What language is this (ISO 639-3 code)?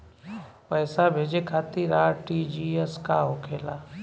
bho